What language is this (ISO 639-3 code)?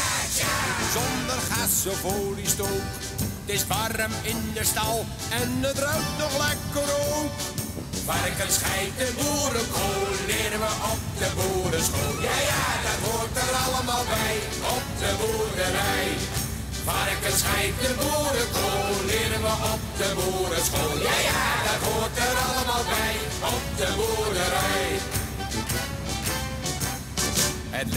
nld